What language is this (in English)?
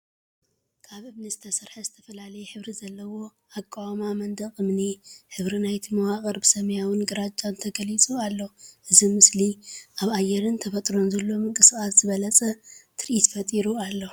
Tigrinya